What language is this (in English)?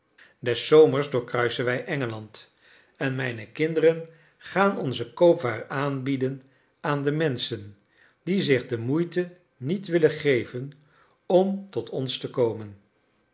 Dutch